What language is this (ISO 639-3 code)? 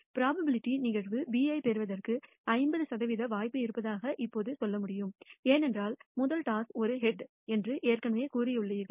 tam